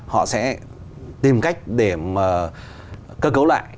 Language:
Vietnamese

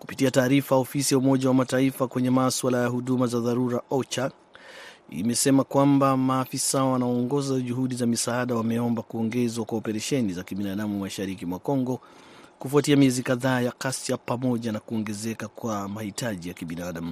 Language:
Swahili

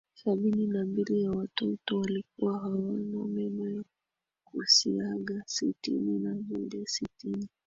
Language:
Swahili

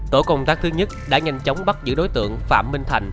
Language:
Vietnamese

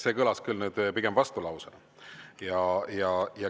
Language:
Estonian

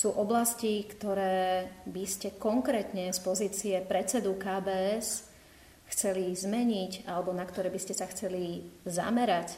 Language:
Slovak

